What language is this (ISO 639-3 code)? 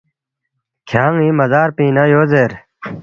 bft